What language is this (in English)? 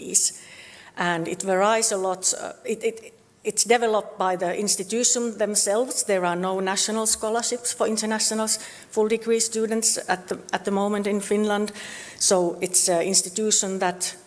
English